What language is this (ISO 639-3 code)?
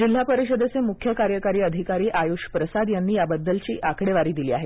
mar